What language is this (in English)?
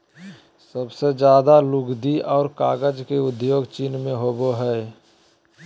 Magahi